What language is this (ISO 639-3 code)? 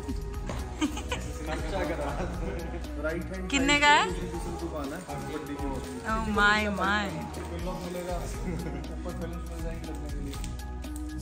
hin